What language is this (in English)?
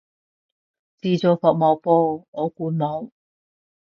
Cantonese